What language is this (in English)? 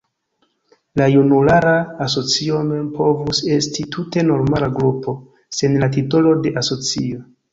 Esperanto